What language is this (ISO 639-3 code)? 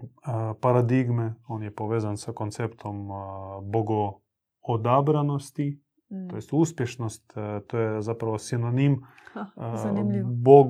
hrv